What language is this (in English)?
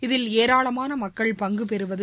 Tamil